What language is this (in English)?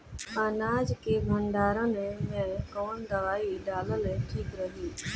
Bhojpuri